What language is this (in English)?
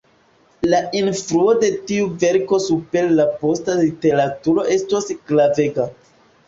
Esperanto